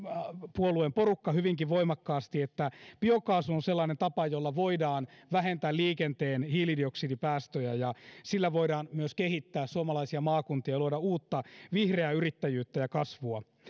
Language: Finnish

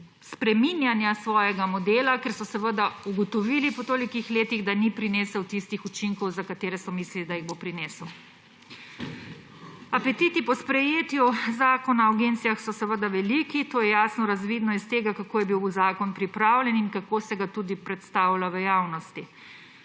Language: Slovenian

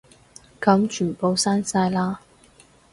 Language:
Cantonese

